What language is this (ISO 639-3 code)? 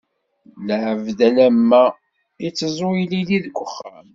kab